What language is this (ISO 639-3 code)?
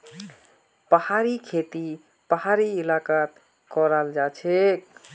mag